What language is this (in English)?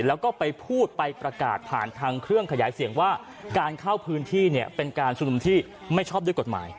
Thai